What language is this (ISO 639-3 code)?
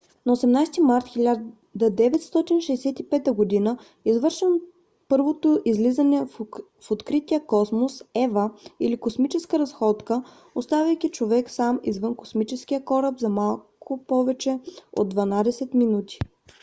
bul